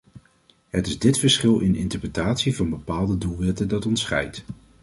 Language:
Dutch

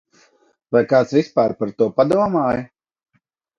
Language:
Latvian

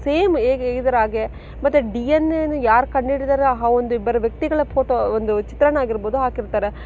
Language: Kannada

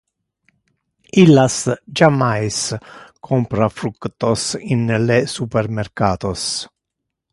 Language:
Interlingua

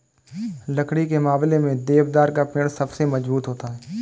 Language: Hindi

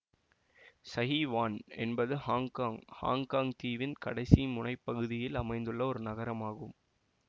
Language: Tamil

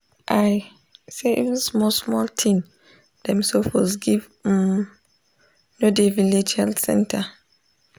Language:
Nigerian Pidgin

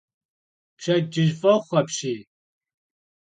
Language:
Kabardian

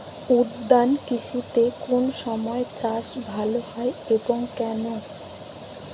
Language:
Bangla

